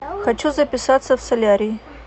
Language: Russian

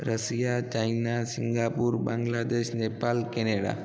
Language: Sindhi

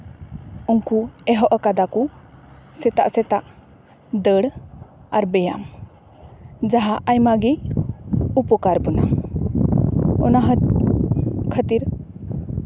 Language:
Santali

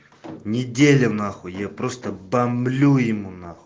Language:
Russian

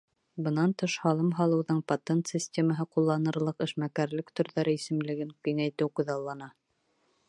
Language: Bashkir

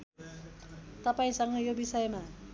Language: Nepali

